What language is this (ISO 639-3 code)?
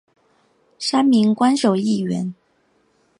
zho